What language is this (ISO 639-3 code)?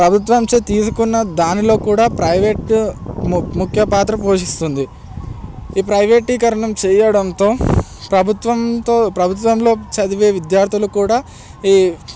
tel